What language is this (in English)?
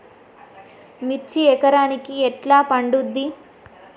Telugu